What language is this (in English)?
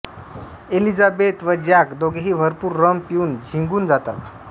Marathi